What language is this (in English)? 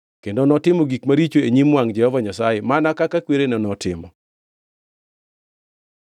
Luo (Kenya and Tanzania)